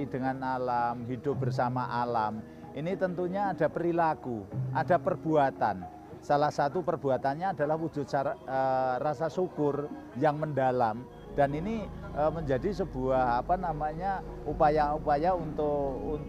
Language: Indonesian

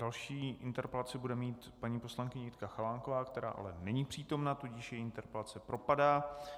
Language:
Czech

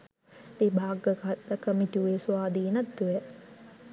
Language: Sinhala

